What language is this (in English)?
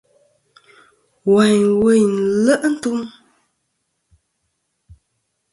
Kom